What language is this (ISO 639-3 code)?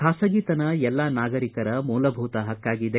kan